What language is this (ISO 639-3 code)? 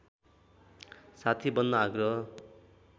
nep